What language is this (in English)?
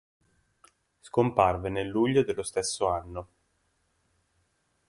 Italian